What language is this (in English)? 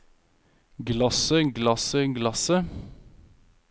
Norwegian